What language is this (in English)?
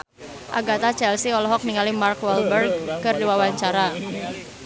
Sundanese